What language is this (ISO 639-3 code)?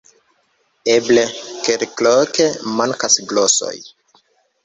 epo